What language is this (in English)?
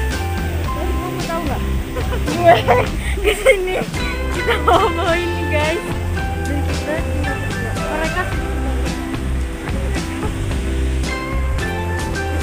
Indonesian